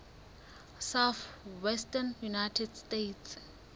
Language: Southern Sotho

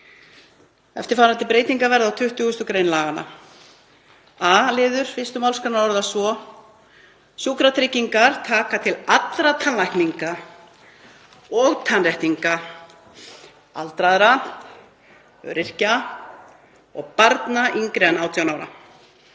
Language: Icelandic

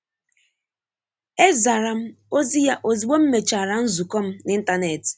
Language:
Igbo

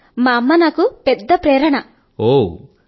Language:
Telugu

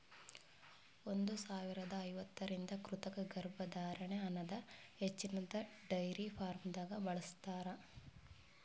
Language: Kannada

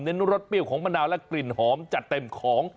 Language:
Thai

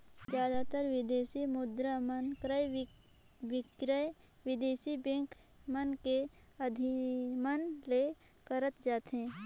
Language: Chhattisgarhi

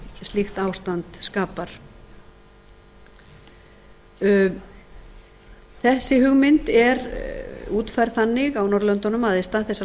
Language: Icelandic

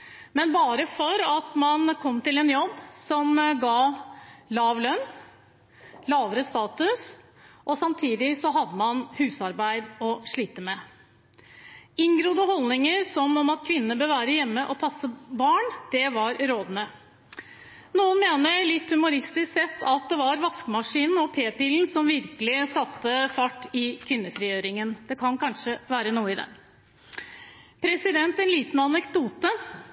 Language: Norwegian Bokmål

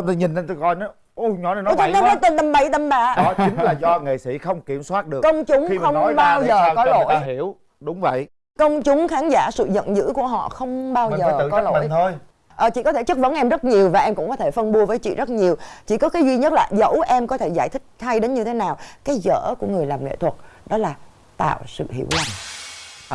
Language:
Vietnamese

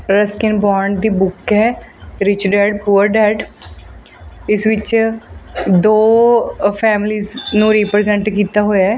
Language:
Punjabi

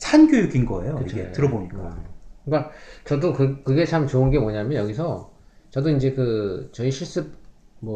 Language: Korean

